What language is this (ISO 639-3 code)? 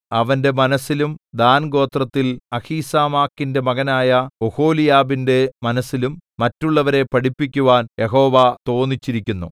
mal